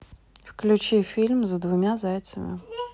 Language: Russian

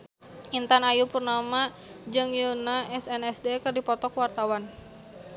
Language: Sundanese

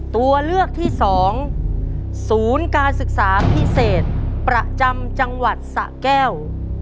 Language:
Thai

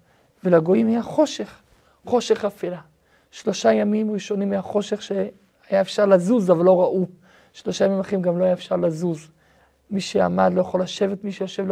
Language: Hebrew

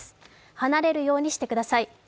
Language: Japanese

